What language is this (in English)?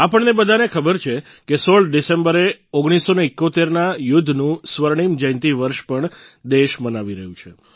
Gujarati